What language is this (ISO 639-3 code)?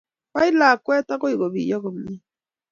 kln